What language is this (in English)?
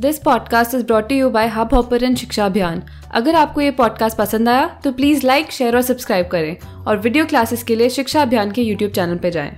Hindi